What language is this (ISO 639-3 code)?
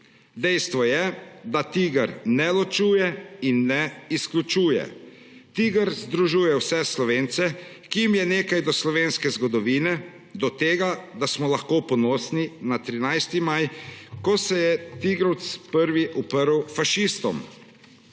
slv